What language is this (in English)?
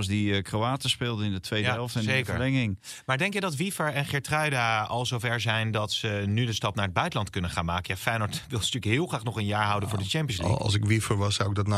Dutch